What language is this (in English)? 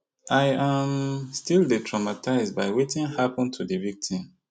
Nigerian Pidgin